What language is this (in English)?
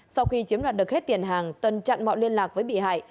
Vietnamese